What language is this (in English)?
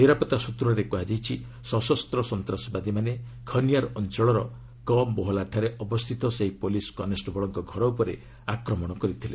Odia